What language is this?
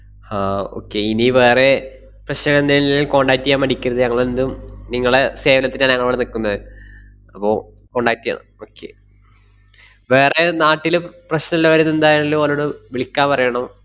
Malayalam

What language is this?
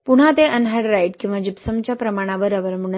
Marathi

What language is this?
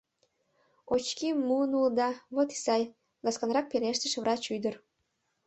Mari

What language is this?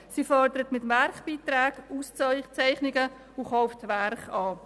Swiss German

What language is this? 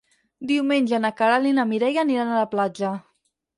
Catalan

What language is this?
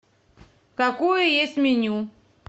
Russian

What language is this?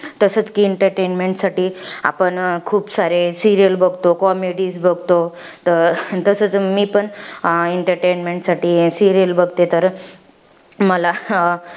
Marathi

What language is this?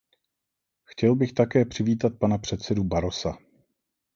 Czech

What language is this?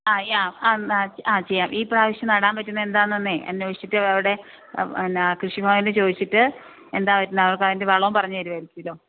Malayalam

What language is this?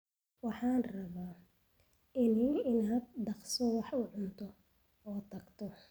Somali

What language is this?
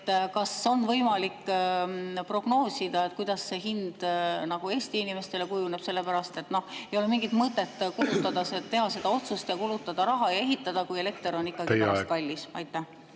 Estonian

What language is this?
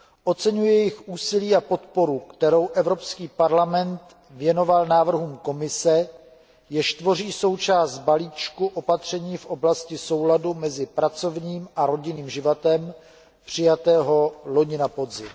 Czech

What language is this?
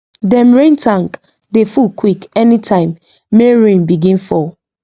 Nigerian Pidgin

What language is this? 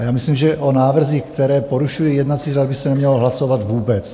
Czech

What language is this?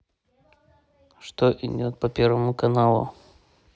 Russian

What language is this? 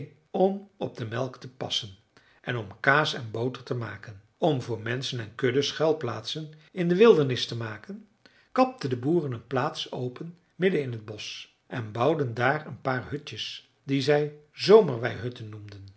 Dutch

